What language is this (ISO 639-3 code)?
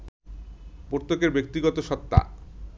ben